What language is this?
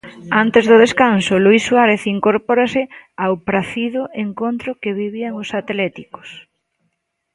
Galician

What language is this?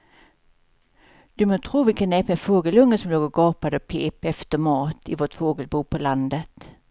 Swedish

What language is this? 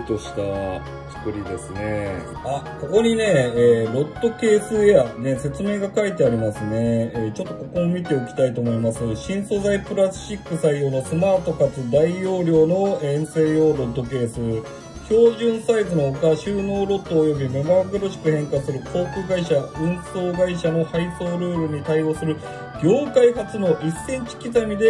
Japanese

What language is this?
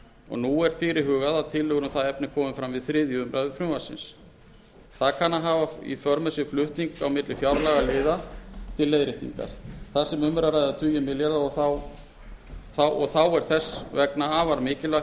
Icelandic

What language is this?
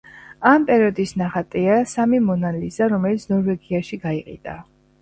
Georgian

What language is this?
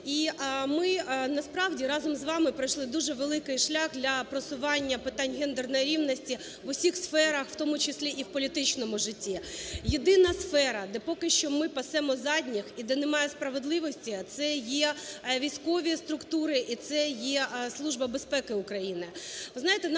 Ukrainian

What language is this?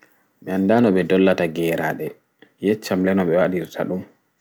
Fula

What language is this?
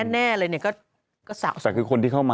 Thai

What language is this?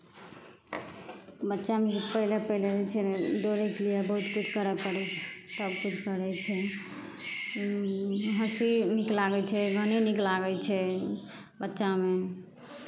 Maithili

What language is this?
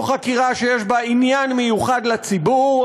Hebrew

